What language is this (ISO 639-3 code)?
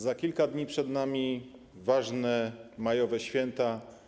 pol